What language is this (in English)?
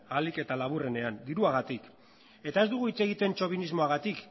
Basque